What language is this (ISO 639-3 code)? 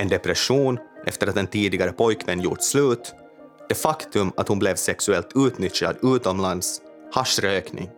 swe